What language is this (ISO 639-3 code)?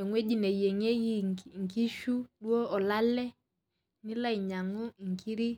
mas